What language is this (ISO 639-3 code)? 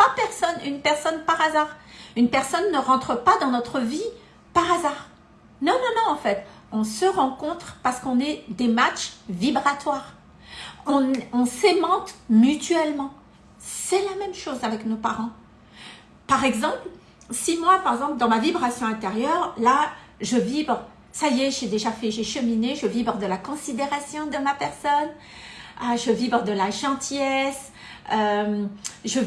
fra